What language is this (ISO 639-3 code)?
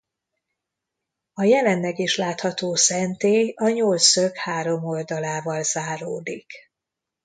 hun